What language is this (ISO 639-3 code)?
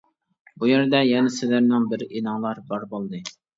uig